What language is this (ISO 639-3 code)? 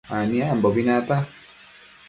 mcf